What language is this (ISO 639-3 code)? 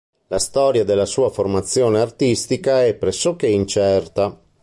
ita